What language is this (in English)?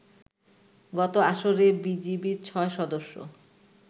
Bangla